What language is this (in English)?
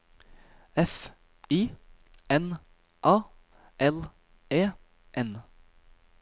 Norwegian